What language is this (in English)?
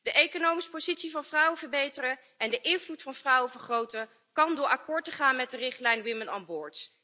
Dutch